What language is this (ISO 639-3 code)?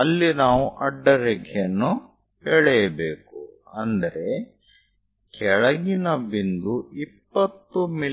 kan